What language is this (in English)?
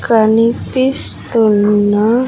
Telugu